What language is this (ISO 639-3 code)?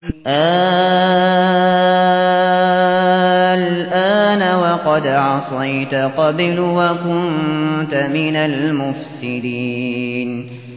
ara